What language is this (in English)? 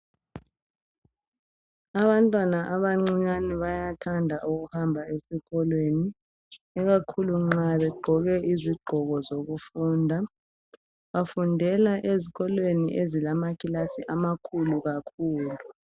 North Ndebele